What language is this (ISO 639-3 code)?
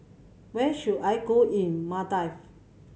eng